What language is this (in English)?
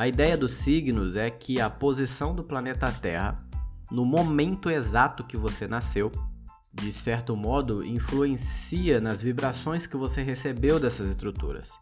Portuguese